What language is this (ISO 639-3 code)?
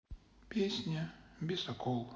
rus